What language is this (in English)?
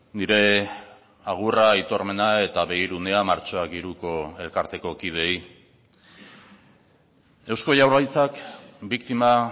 Basque